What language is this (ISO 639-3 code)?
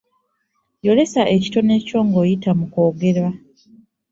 lug